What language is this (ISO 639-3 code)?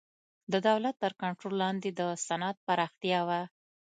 pus